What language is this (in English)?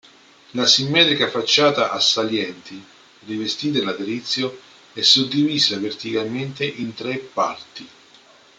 Italian